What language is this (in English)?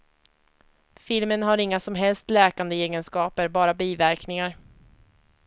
Swedish